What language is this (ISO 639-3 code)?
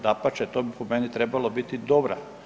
hrv